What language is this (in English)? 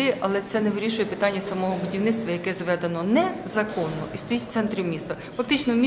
Ukrainian